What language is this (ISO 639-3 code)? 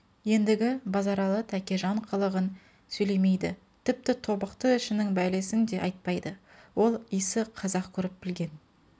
kaz